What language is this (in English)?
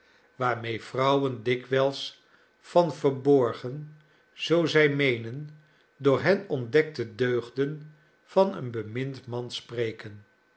Dutch